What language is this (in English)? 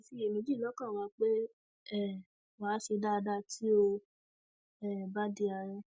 Yoruba